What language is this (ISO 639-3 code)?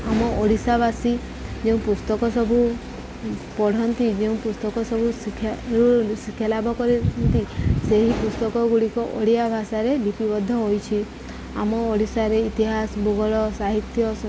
ori